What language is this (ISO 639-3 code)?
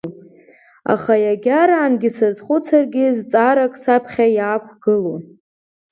abk